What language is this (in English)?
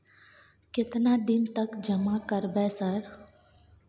Maithili